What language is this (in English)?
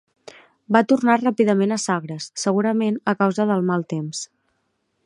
Catalan